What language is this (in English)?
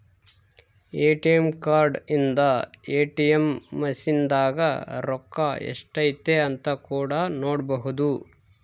Kannada